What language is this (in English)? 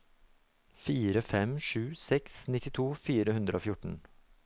Norwegian